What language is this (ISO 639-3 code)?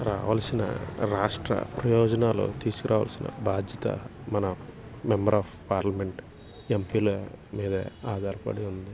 tel